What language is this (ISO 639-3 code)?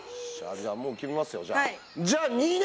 jpn